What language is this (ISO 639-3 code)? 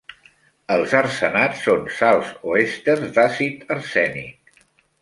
cat